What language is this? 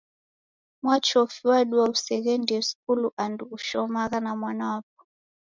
Taita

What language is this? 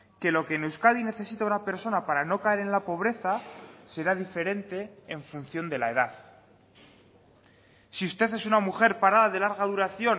Spanish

